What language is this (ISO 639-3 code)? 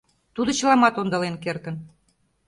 chm